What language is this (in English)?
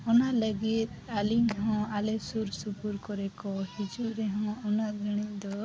Santali